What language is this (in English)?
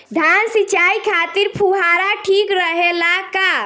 Bhojpuri